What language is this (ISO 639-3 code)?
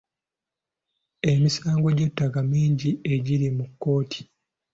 lug